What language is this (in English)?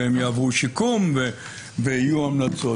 Hebrew